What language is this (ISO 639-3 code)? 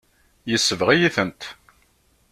kab